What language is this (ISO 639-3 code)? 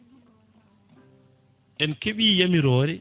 ful